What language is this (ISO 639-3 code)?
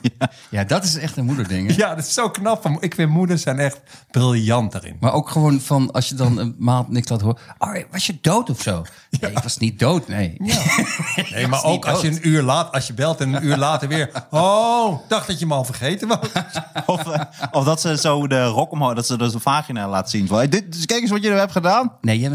nld